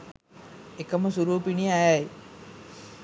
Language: Sinhala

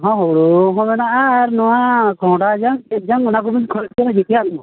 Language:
Santali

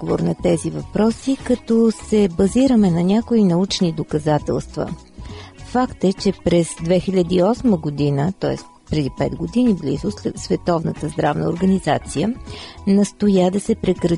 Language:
Bulgarian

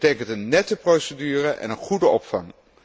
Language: Dutch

